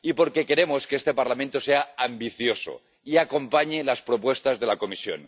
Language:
Spanish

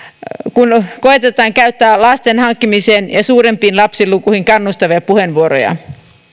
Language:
Finnish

